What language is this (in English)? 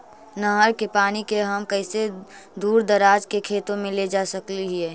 Magahi